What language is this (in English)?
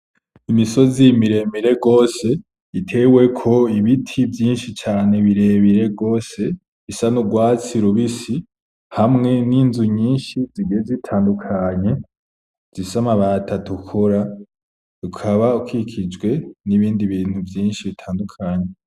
Rundi